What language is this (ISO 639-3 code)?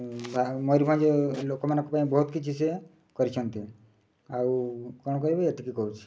ori